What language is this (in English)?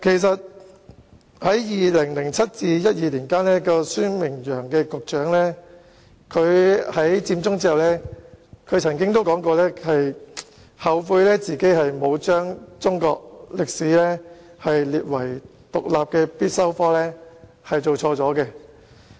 Cantonese